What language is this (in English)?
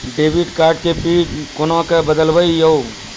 Maithili